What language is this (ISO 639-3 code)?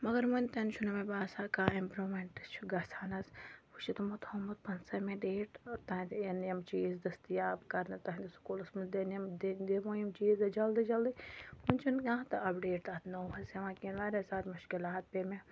kas